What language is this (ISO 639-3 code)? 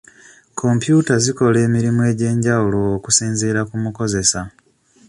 lug